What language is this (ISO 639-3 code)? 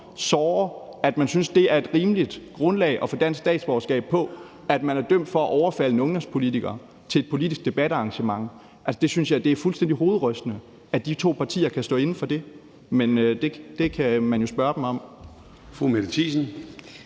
dan